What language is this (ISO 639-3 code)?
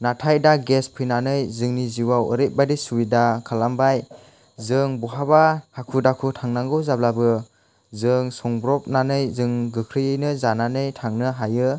brx